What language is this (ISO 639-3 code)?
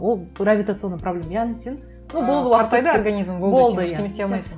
kaz